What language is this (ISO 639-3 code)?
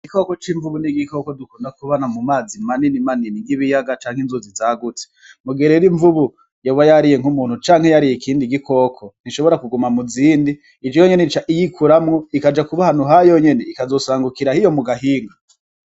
run